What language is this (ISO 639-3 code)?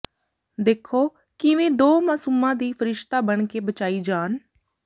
pan